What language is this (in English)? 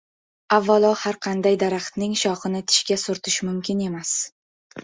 Uzbek